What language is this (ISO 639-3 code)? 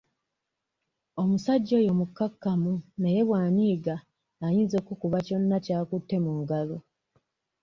lug